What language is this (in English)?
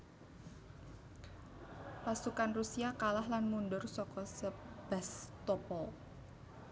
Javanese